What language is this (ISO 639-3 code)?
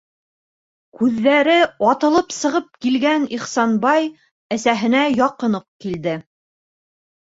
bak